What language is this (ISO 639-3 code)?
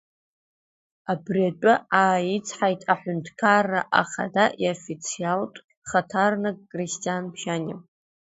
abk